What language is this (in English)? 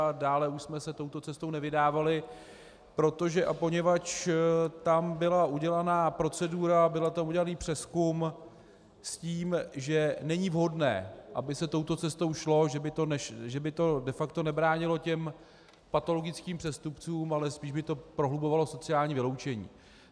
Czech